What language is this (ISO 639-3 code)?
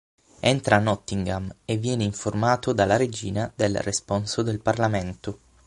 ita